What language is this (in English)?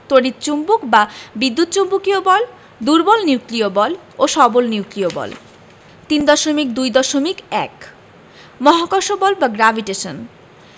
Bangla